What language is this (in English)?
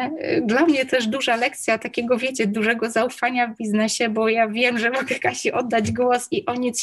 Polish